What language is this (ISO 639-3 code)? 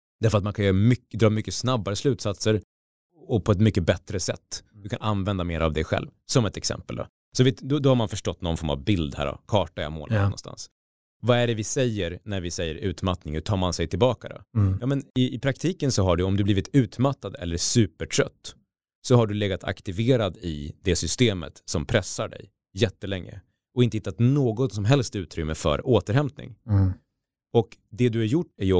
swe